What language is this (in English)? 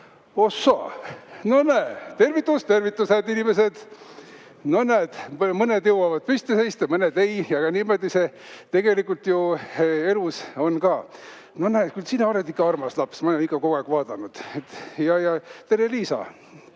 Estonian